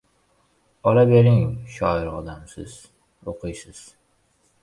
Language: Uzbek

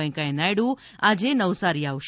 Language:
Gujarati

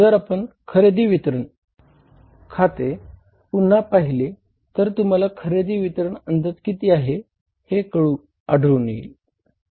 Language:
Marathi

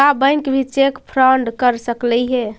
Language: Magahi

